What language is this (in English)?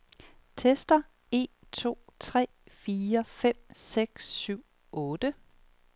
Danish